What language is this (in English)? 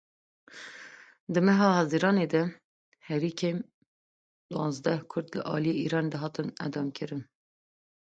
Kurdish